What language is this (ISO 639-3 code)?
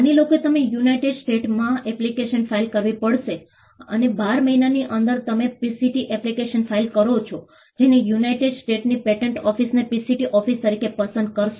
guj